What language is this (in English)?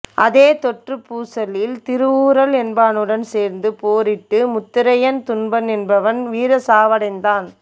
Tamil